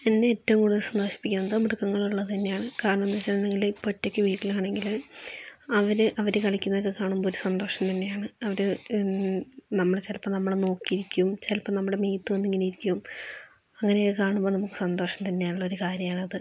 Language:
Malayalam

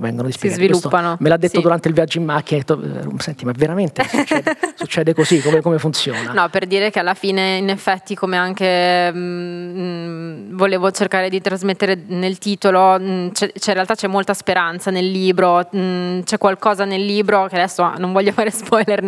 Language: Italian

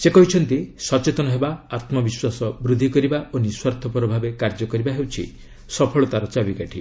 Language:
Odia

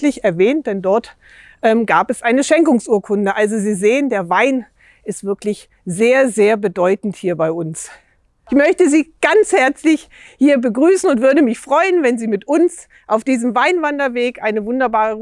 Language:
German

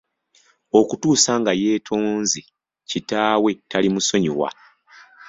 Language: Ganda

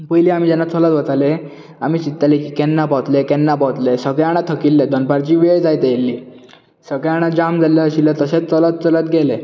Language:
Konkani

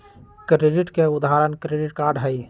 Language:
Magahi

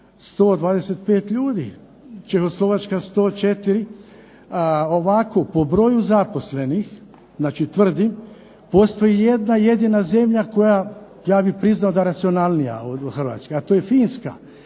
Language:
Croatian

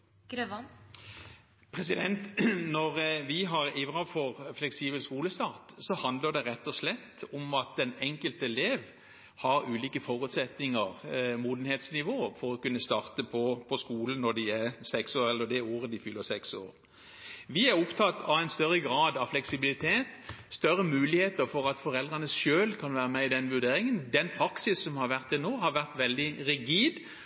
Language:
Norwegian Bokmål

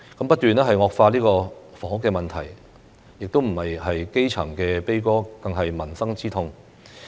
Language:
Cantonese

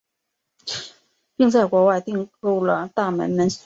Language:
Chinese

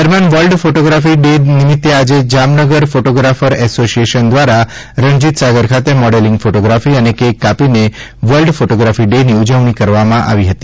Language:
Gujarati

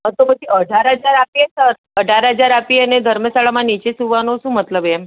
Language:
Gujarati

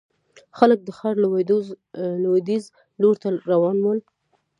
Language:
Pashto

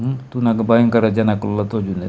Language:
Tulu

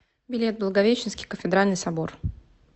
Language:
Russian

